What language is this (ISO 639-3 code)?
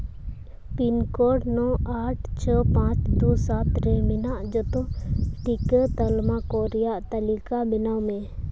sat